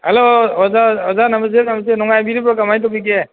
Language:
Manipuri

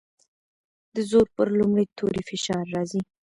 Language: Pashto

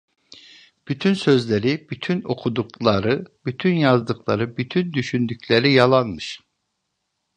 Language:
Turkish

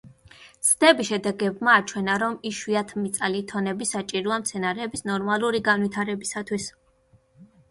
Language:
Georgian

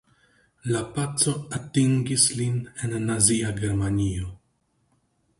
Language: Esperanto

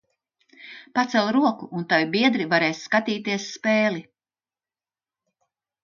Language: Latvian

